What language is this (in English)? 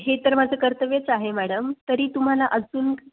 Marathi